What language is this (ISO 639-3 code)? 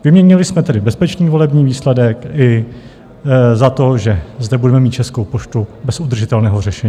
ces